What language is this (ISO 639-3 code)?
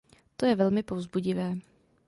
ces